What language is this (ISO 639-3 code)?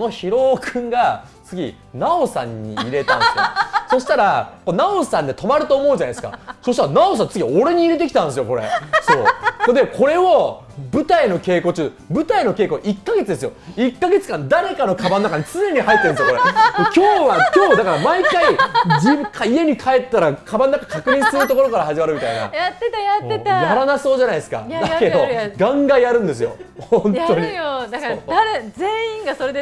jpn